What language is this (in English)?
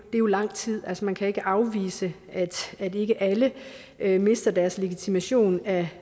Danish